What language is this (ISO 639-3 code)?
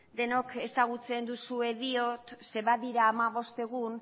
eus